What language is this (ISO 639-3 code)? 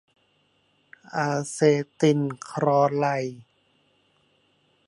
tha